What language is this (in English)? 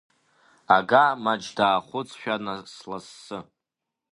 Abkhazian